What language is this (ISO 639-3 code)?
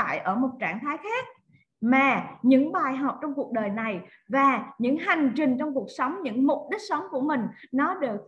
vie